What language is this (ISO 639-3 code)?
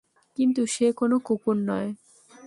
ben